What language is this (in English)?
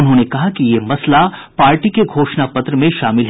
Hindi